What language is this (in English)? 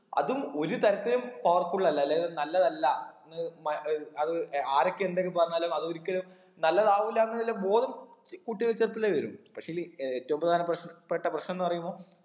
Malayalam